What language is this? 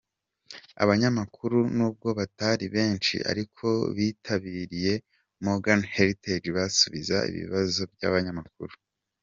Kinyarwanda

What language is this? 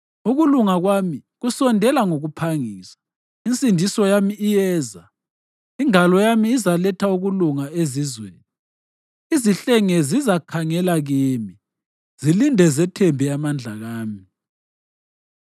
North Ndebele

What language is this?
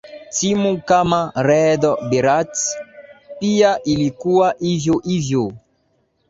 Swahili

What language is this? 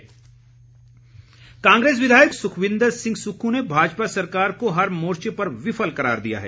Hindi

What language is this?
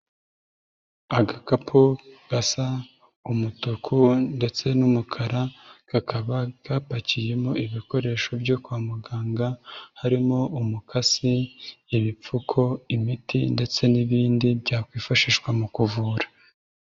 Kinyarwanda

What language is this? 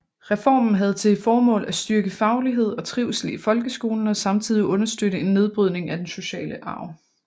Danish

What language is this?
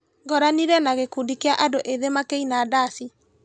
Kikuyu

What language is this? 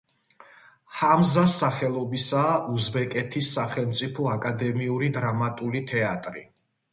Georgian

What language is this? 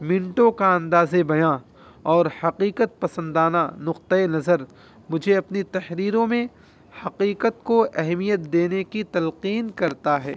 Urdu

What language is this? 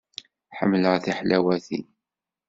Kabyle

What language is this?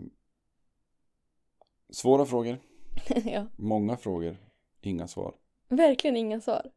Swedish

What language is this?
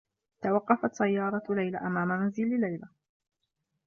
Arabic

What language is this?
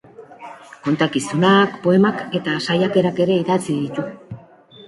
Basque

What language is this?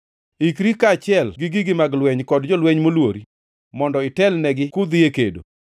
Luo (Kenya and Tanzania)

